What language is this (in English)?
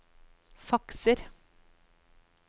Norwegian